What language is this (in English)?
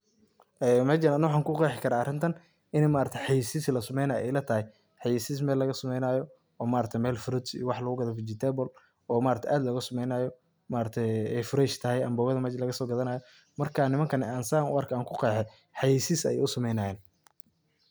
Somali